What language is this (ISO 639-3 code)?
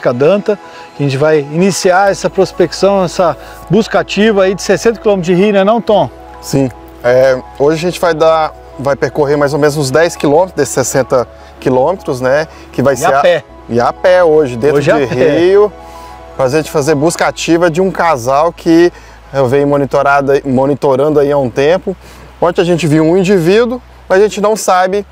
por